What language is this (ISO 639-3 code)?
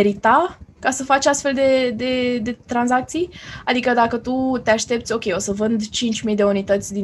ron